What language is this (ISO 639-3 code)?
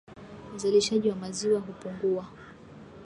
swa